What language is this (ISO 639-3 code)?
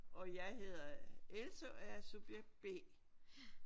dan